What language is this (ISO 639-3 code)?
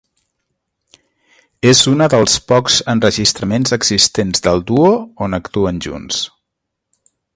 cat